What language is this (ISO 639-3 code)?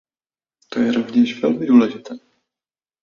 ces